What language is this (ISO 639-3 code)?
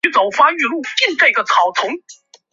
zho